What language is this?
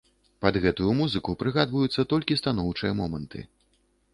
Belarusian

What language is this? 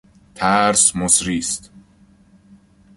Persian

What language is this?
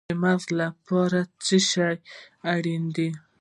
Pashto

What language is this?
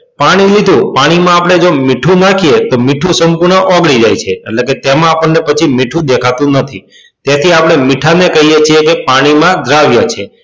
Gujarati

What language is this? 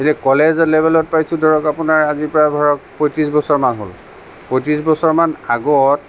Assamese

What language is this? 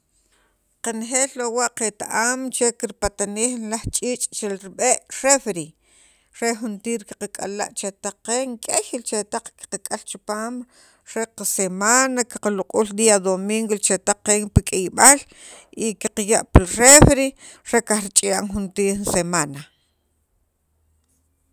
Sacapulteco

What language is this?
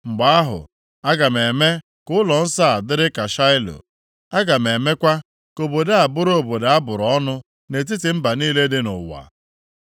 Igbo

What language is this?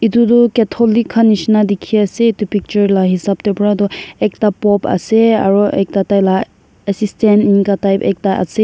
Naga Pidgin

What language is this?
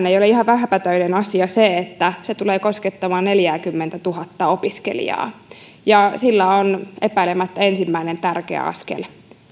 Finnish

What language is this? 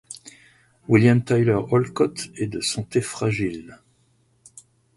French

